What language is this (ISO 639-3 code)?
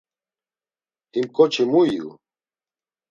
lzz